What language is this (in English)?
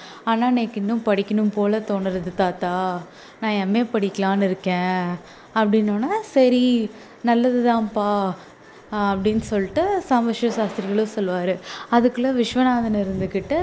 Tamil